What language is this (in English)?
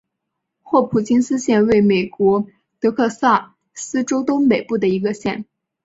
Chinese